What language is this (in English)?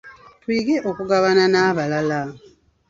Ganda